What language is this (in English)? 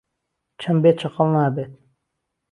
Central Kurdish